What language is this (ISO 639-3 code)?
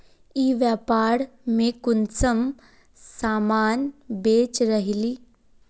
mag